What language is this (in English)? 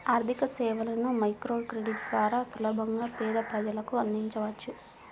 Telugu